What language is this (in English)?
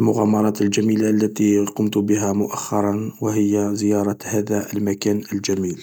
Algerian Arabic